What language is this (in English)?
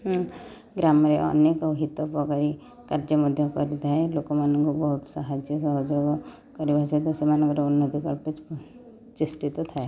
Odia